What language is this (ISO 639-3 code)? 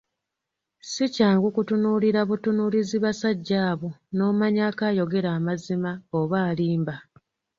lug